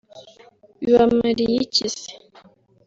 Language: Kinyarwanda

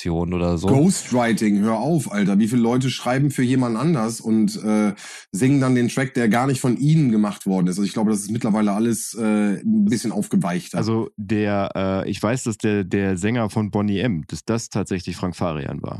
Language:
German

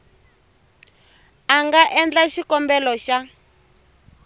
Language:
Tsonga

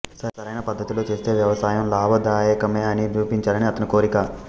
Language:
Telugu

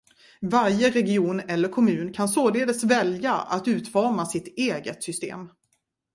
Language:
Swedish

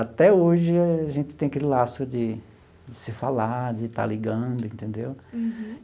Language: Portuguese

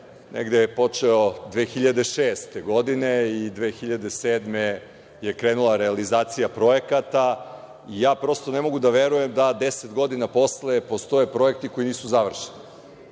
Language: Serbian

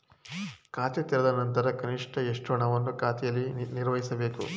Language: Kannada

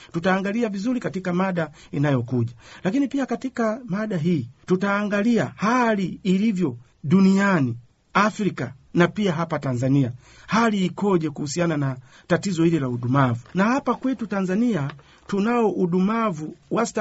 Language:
Swahili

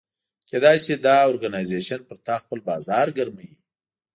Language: Pashto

